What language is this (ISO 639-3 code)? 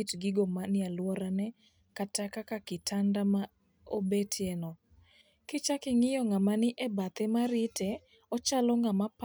luo